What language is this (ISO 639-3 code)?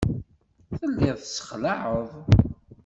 kab